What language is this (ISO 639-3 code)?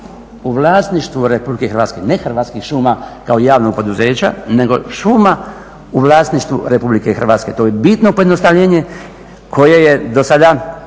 hrv